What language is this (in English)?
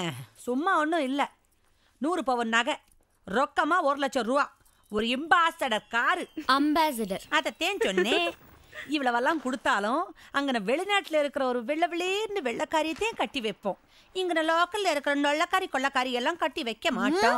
English